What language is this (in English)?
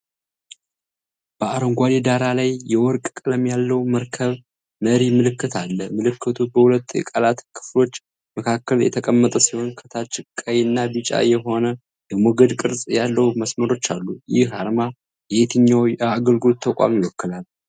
Amharic